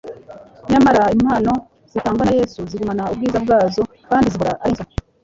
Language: Kinyarwanda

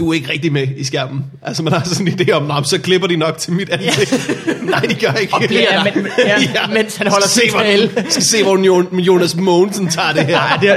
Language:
Danish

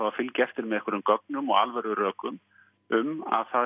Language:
Icelandic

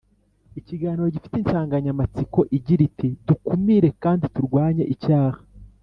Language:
Kinyarwanda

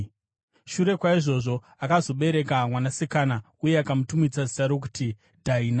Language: Shona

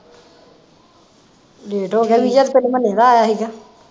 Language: Punjabi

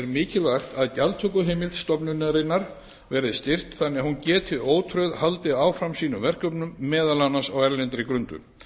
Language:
Icelandic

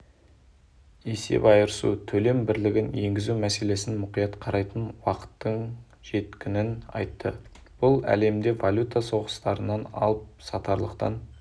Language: Kazakh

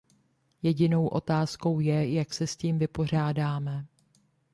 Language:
Czech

